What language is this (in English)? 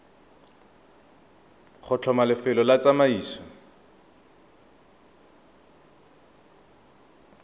Tswana